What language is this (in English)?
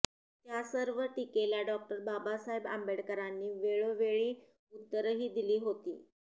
Marathi